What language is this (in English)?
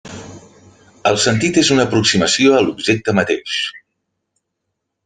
Catalan